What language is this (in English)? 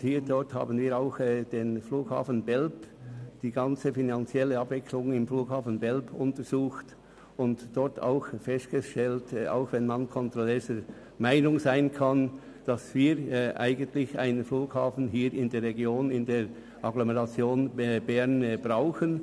Swiss German